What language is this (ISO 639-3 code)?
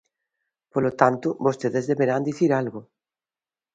glg